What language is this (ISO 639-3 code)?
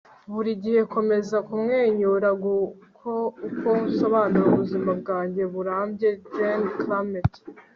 kin